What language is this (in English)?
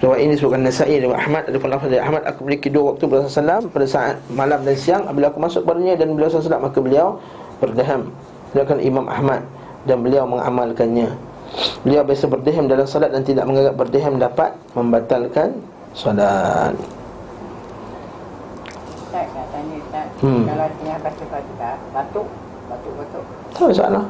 Malay